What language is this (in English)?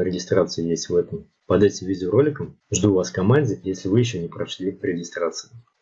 Russian